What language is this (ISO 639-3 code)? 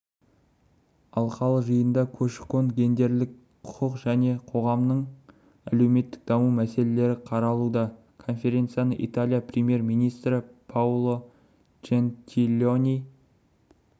kaz